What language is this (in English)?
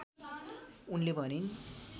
Nepali